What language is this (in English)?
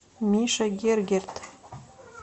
Russian